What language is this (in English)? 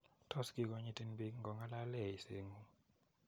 Kalenjin